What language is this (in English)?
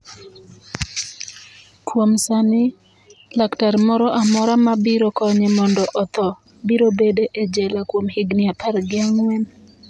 Luo (Kenya and Tanzania)